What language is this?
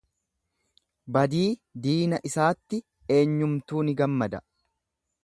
Oromo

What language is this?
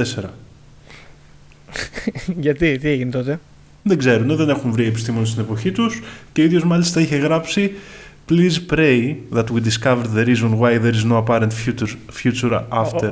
Greek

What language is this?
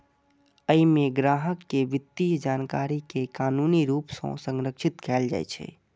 Maithili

